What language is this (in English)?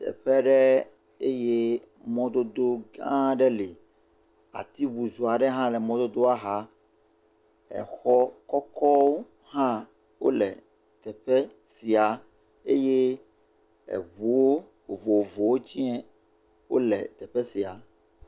Ewe